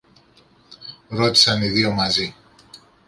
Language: Greek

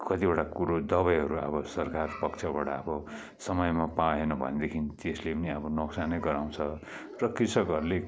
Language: Nepali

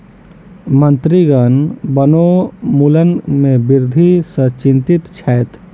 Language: Maithili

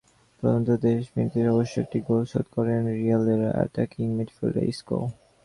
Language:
Bangla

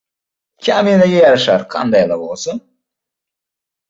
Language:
Uzbek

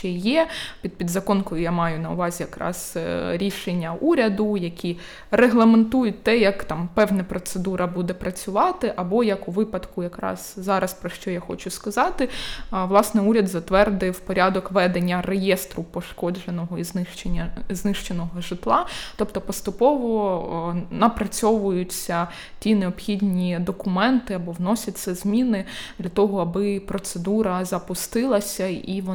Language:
Ukrainian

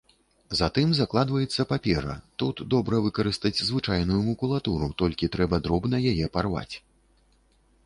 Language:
Belarusian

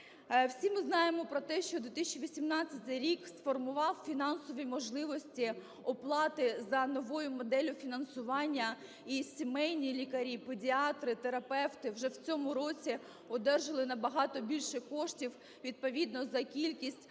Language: Ukrainian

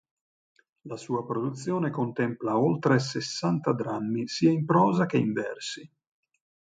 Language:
Italian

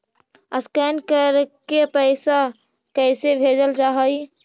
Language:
Magahi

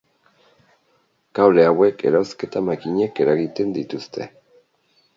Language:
Basque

